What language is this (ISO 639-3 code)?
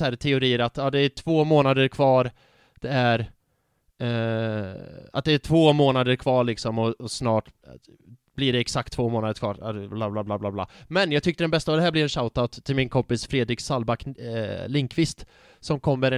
swe